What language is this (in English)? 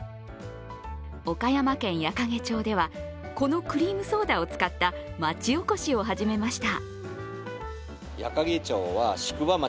Japanese